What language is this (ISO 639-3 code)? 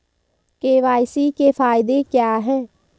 hin